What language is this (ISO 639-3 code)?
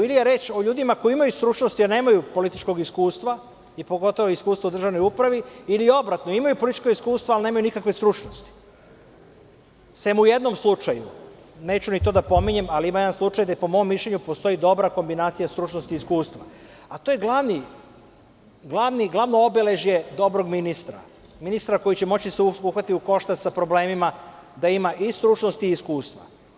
srp